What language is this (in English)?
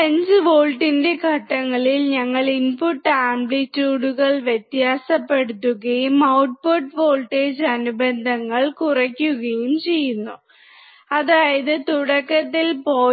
Malayalam